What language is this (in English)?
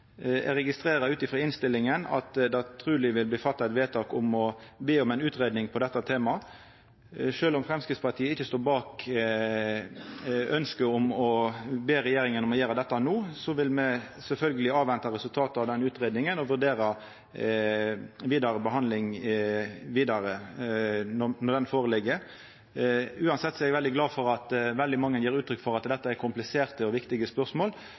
Norwegian Nynorsk